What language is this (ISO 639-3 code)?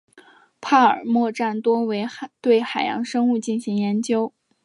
zho